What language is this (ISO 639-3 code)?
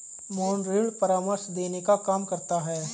hin